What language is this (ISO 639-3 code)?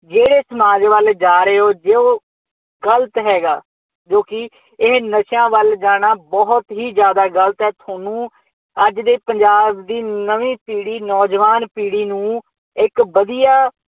pan